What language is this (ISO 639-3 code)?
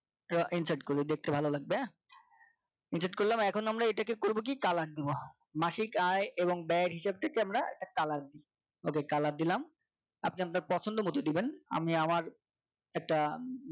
ben